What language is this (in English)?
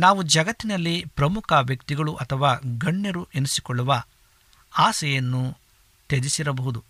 Kannada